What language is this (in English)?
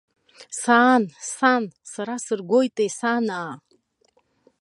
Abkhazian